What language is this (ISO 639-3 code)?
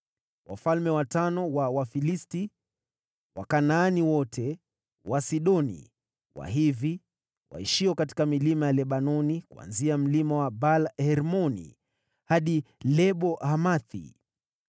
swa